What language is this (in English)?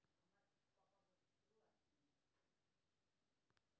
Maithili